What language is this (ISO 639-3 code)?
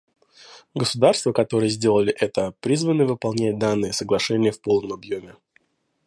rus